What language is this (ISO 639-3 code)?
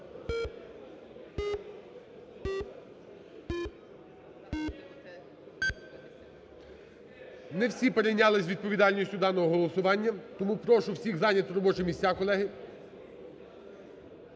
ukr